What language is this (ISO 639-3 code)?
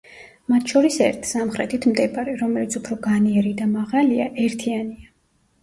kat